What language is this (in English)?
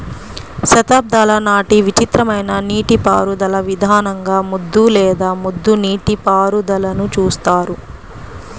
Telugu